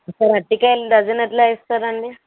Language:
Telugu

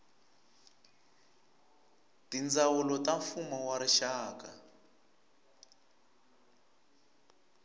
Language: Tsonga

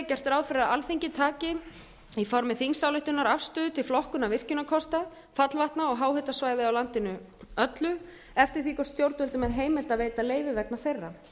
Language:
Icelandic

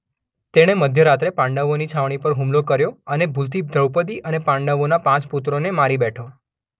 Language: Gujarati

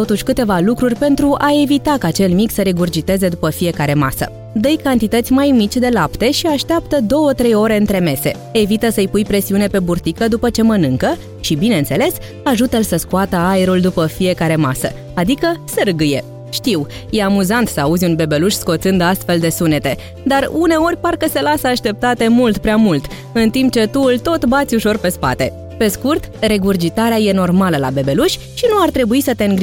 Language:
Romanian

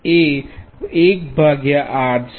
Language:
Gujarati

